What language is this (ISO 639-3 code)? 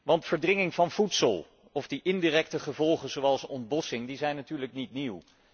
nld